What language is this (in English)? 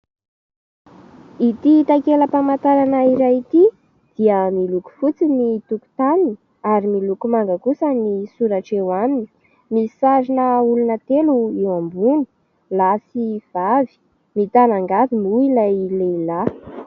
Malagasy